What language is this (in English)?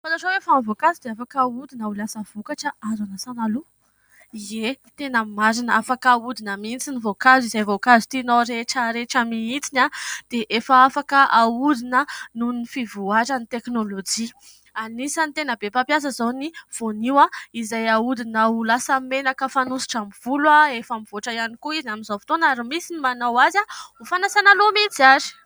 Malagasy